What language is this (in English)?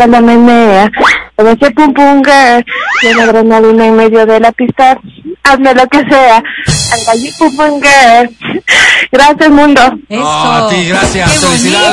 Spanish